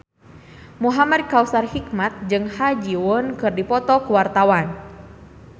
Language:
Sundanese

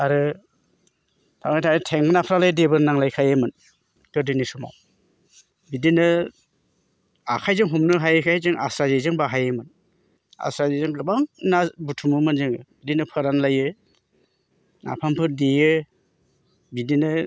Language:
Bodo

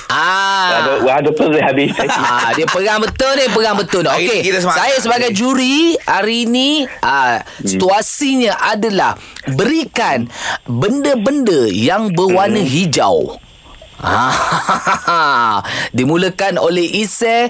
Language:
Malay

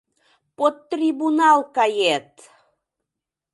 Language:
Mari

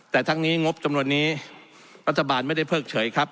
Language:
Thai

